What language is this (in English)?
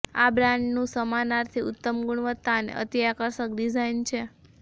Gujarati